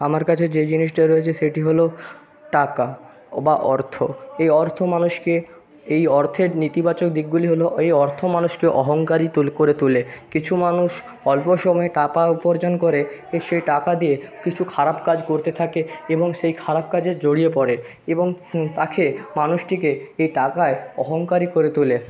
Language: Bangla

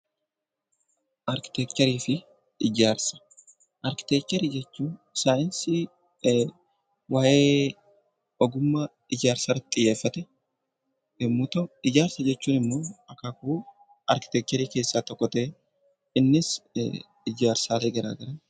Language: Oromo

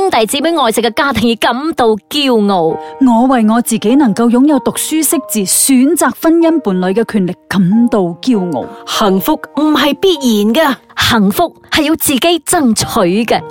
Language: Chinese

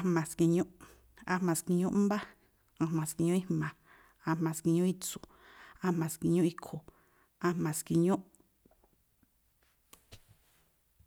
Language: Tlacoapa Me'phaa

